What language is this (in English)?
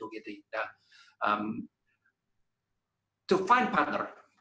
Indonesian